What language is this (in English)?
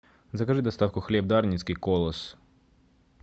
Russian